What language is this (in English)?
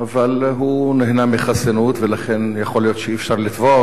Hebrew